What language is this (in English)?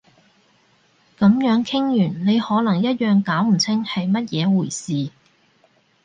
Cantonese